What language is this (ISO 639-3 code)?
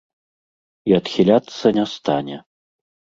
bel